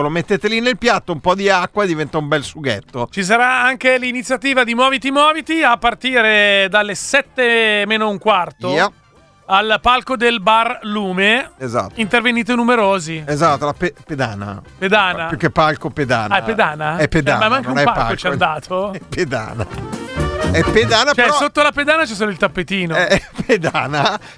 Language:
Italian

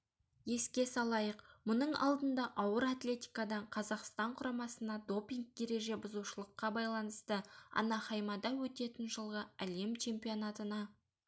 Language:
Kazakh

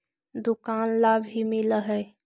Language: Magahi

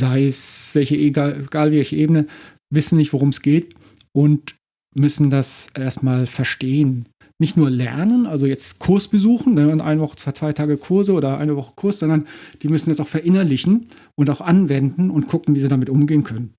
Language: German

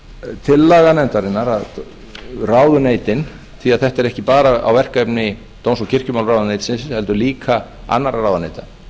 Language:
Icelandic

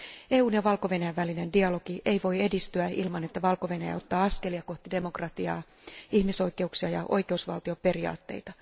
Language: Finnish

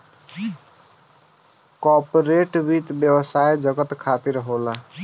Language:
Bhojpuri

